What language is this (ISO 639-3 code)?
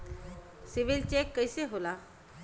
bho